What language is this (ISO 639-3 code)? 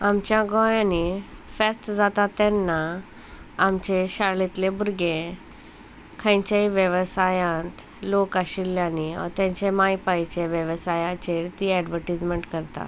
kok